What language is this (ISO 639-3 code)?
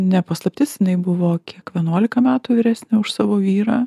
lit